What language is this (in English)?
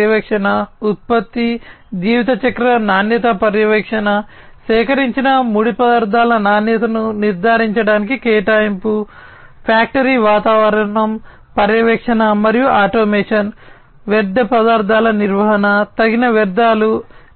Telugu